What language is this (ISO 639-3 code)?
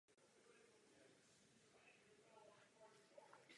ces